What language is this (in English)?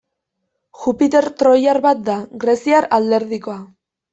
Basque